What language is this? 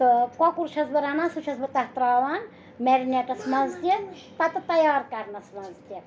Kashmiri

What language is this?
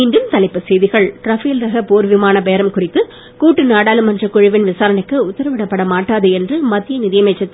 Tamil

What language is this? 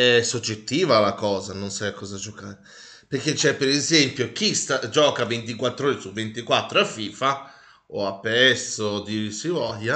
Italian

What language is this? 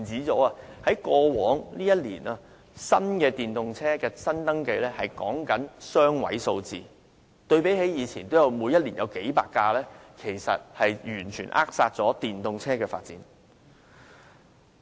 Cantonese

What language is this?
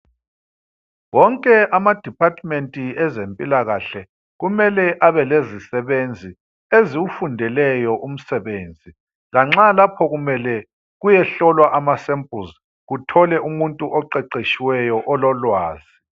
North Ndebele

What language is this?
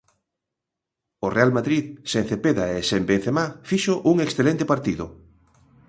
Galician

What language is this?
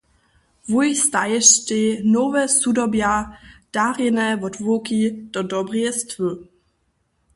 Upper Sorbian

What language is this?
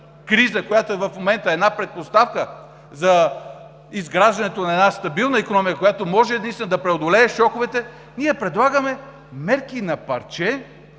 Bulgarian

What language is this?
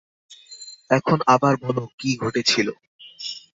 Bangla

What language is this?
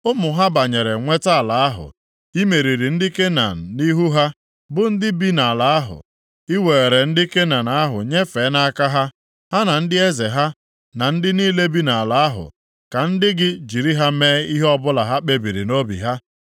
Igbo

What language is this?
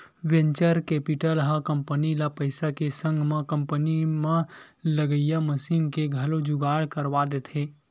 Chhattisgarhi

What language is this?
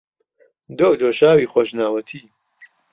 Central Kurdish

